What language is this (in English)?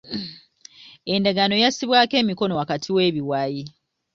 Ganda